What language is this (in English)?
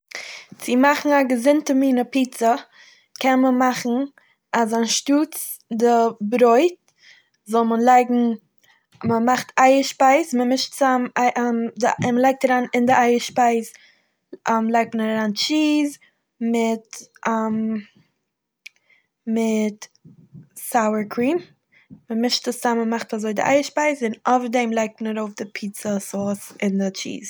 Yiddish